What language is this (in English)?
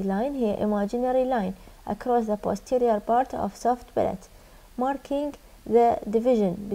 Arabic